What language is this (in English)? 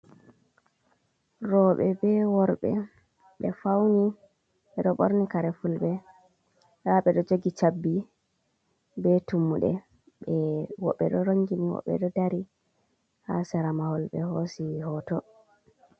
Fula